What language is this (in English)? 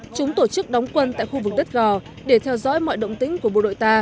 Vietnamese